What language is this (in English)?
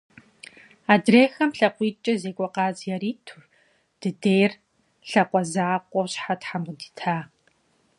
Kabardian